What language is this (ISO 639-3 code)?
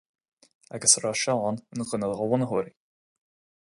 gle